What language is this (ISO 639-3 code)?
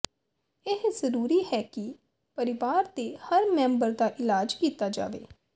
pan